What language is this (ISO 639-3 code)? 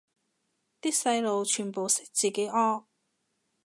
yue